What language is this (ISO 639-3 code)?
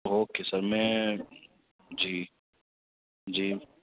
urd